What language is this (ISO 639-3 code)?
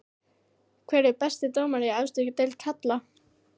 isl